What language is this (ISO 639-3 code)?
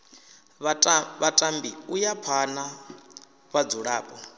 ven